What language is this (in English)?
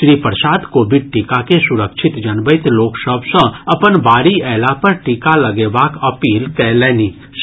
Maithili